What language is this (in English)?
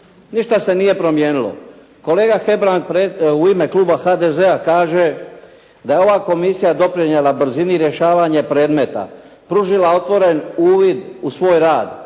Croatian